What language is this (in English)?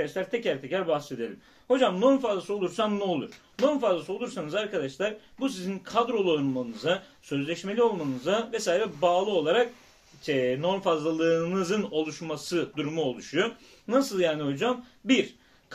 Turkish